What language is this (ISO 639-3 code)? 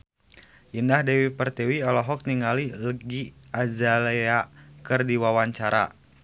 sun